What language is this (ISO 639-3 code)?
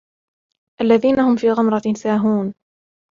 ara